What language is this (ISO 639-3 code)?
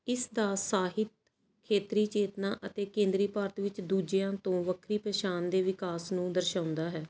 pan